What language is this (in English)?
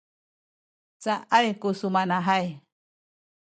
Sakizaya